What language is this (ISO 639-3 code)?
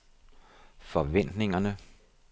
dan